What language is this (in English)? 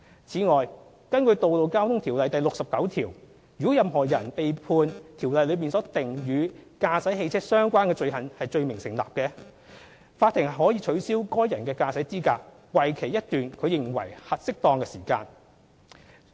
Cantonese